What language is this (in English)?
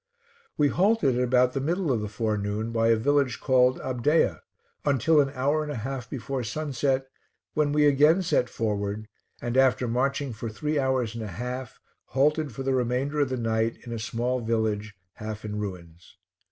English